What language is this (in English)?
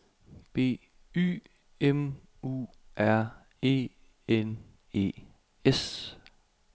Danish